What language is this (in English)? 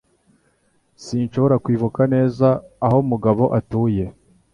Kinyarwanda